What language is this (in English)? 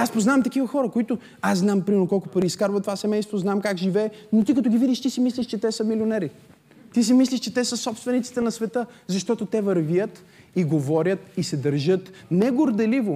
Bulgarian